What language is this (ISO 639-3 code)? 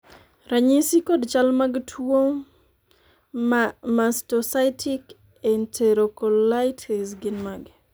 luo